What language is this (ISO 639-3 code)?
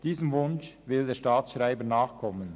gsw